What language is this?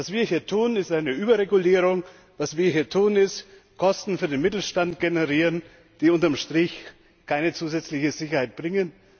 German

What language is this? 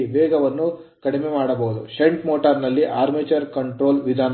Kannada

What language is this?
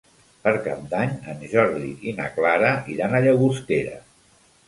Catalan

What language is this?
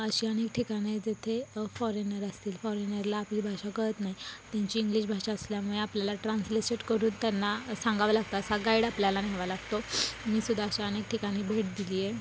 Marathi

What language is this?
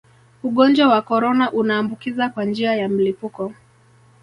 Swahili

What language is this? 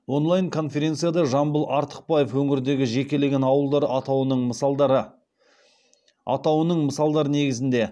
Kazakh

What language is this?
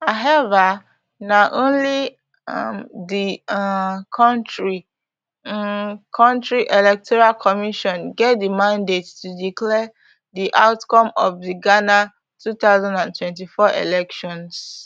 Nigerian Pidgin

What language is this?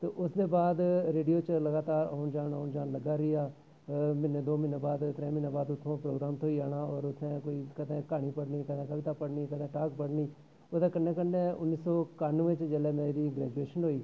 Dogri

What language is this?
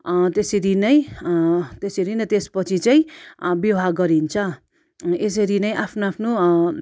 Nepali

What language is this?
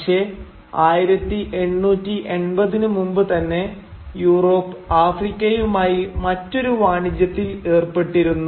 Malayalam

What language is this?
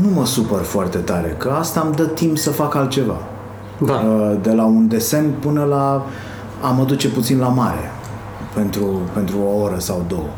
Romanian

